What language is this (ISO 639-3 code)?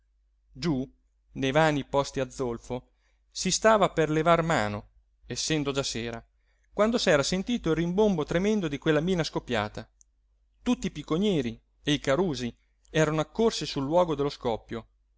ita